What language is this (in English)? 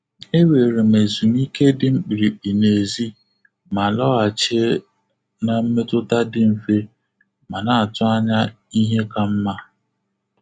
Igbo